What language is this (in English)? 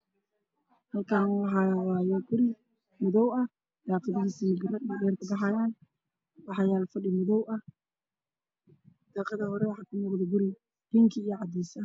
Somali